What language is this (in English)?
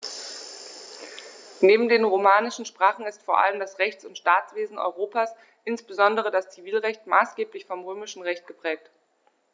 German